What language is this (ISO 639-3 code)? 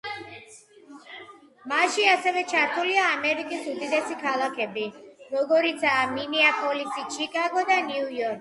kat